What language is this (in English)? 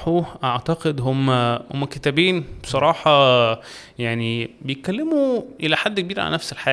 Arabic